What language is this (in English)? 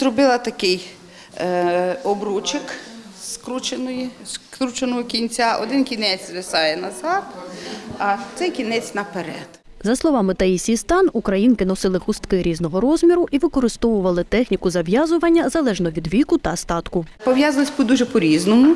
Ukrainian